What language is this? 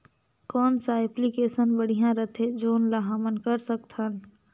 Chhattisgarhi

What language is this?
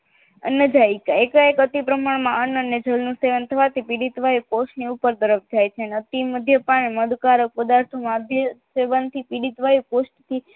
Gujarati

